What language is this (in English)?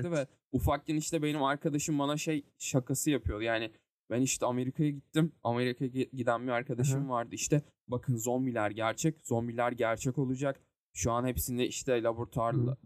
Turkish